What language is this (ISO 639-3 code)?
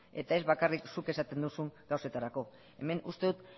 eus